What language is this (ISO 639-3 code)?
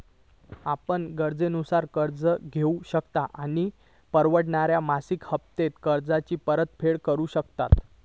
mar